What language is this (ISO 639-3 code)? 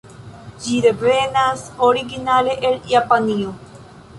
epo